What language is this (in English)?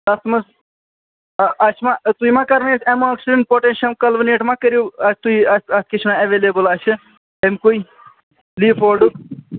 Kashmiri